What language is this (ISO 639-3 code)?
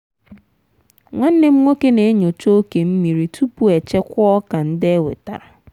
ibo